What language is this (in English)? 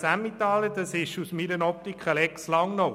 Swiss German